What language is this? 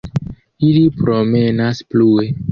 Esperanto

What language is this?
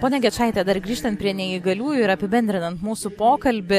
Lithuanian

